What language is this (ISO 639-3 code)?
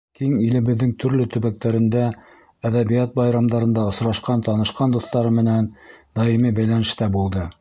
bak